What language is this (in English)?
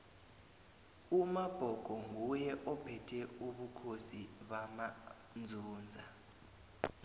South Ndebele